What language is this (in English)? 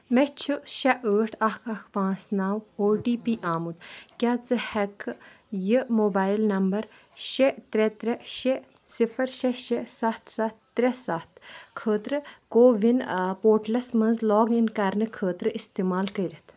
Kashmiri